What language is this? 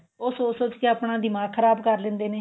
Punjabi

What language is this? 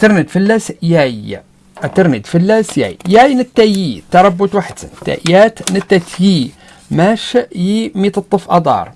Arabic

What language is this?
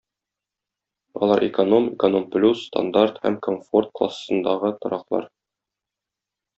Tatar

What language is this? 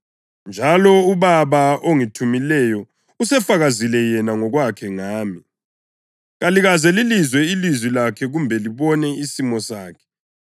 North Ndebele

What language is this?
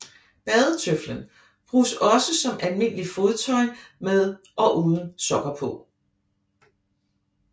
Danish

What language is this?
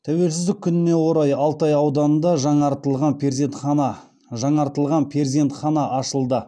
Kazakh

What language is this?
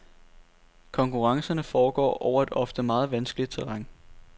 Danish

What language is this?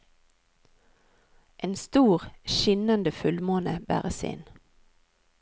Norwegian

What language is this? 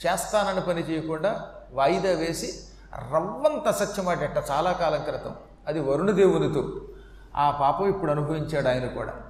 Telugu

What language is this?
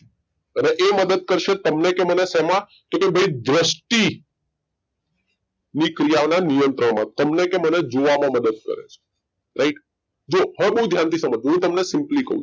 Gujarati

